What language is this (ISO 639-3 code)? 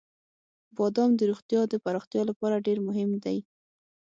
pus